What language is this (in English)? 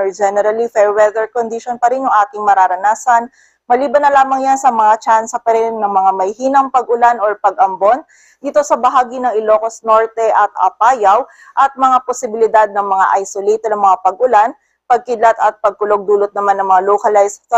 Filipino